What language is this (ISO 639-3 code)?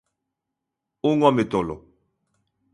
glg